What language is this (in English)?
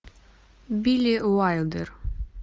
Russian